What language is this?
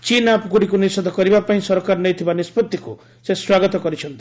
Odia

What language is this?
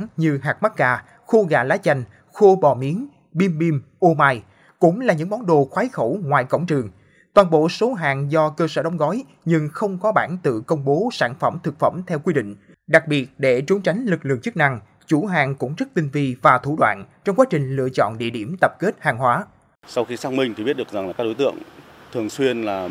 Vietnamese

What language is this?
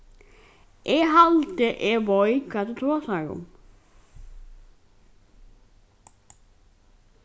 Faroese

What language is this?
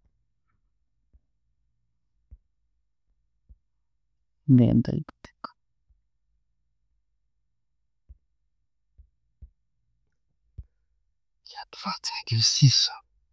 Tooro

